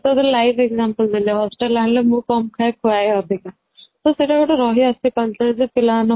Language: Odia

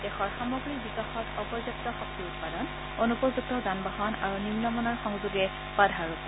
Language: Assamese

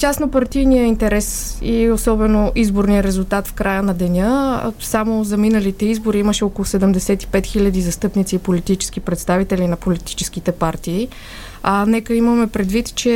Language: Bulgarian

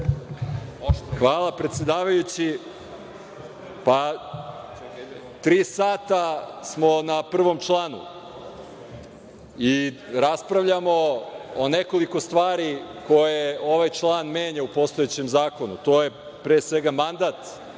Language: Serbian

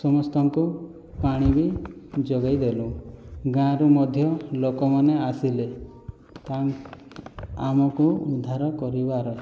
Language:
Odia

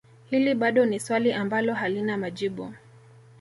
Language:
Swahili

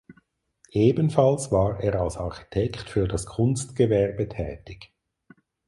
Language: German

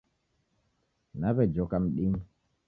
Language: Taita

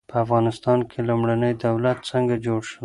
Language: Pashto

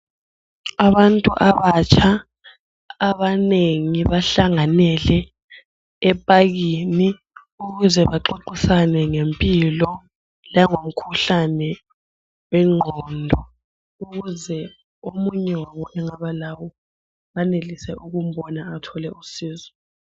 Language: North Ndebele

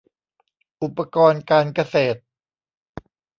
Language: Thai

